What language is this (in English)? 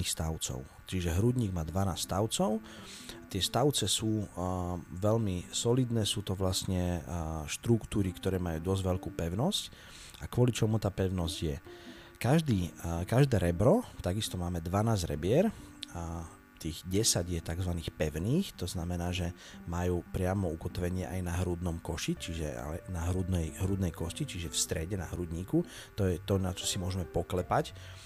Slovak